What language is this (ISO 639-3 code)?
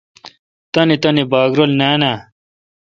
xka